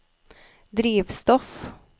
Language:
Norwegian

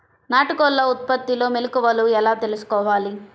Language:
Telugu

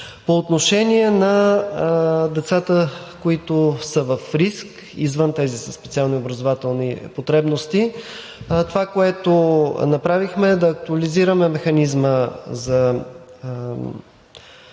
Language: Bulgarian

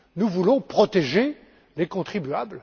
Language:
French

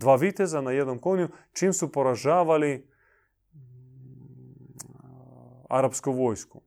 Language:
Croatian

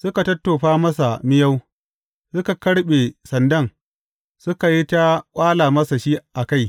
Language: Hausa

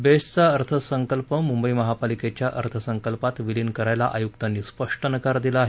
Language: Marathi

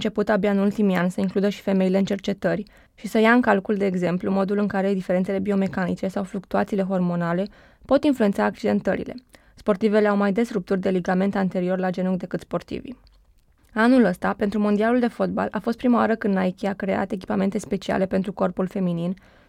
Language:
Romanian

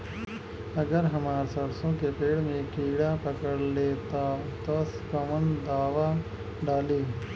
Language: Bhojpuri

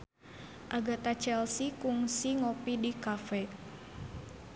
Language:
Sundanese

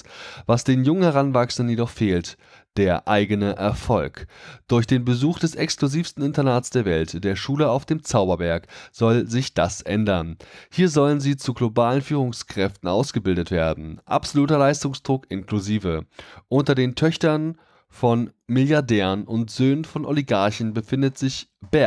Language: German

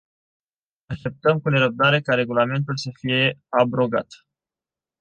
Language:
Romanian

